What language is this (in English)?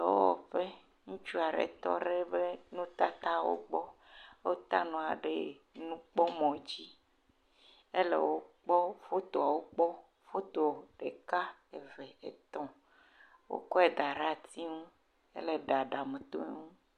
Ewe